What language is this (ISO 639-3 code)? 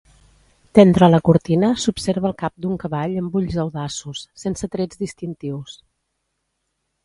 cat